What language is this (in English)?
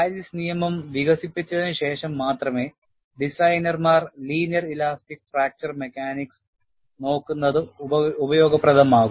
Malayalam